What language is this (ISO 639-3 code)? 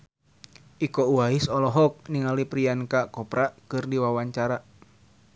sun